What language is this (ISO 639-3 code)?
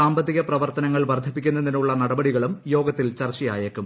mal